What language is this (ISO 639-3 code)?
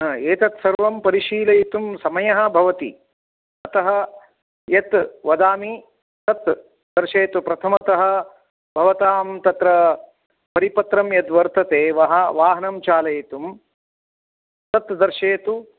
san